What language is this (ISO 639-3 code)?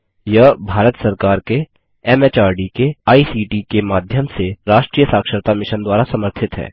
hin